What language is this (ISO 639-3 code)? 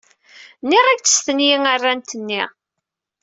kab